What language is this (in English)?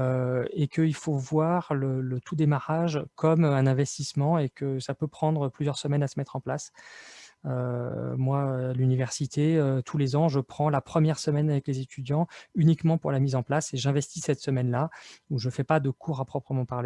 French